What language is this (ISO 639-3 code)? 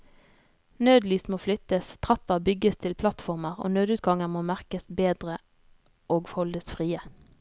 nor